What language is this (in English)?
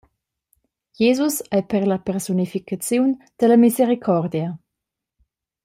Romansh